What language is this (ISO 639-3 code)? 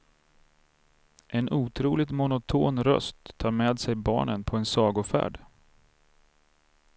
swe